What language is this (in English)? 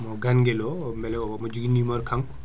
Fula